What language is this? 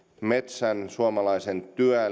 Finnish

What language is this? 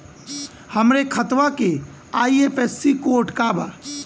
Bhojpuri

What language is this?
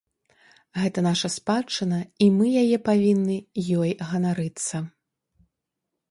Belarusian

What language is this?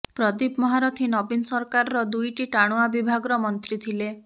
Odia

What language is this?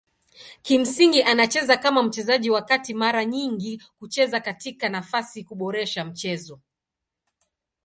Swahili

